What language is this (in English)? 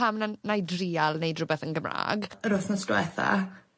Welsh